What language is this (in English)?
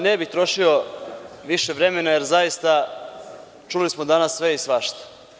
Serbian